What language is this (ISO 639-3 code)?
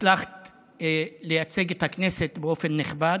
heb